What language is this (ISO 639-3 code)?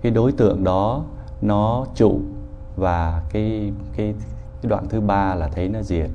vie